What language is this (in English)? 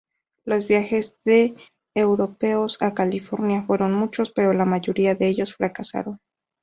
Spanish